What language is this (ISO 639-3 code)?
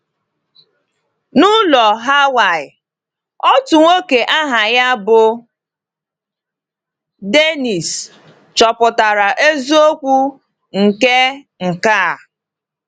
ibo